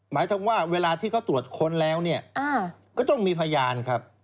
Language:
Thai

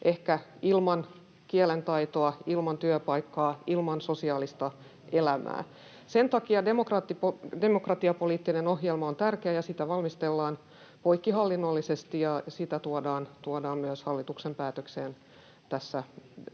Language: Finnish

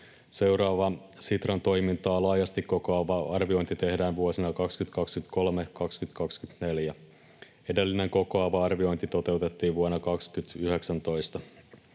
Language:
Finnish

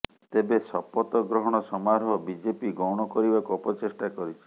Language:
Odia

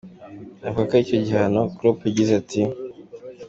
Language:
Kinyarwanda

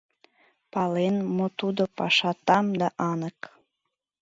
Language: Mari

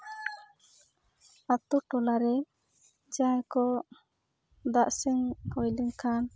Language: Santali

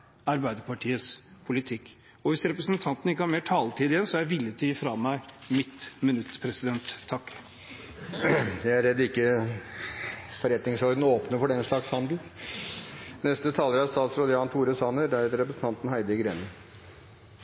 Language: Norwegian Bokmål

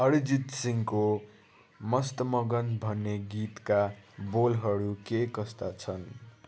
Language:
Nepali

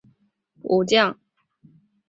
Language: Chinese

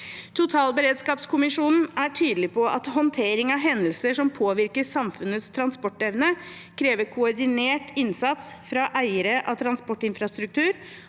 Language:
Norwegian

